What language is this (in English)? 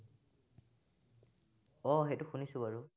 Assamese